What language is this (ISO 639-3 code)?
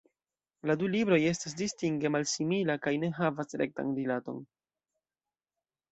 epo